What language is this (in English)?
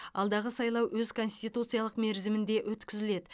Kazakh